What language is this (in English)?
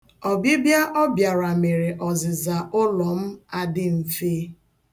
Igbo